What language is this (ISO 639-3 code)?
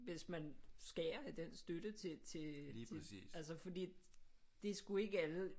dan